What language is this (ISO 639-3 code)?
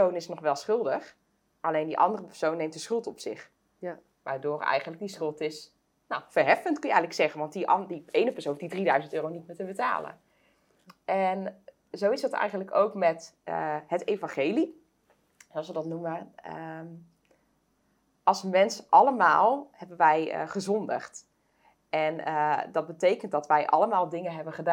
nld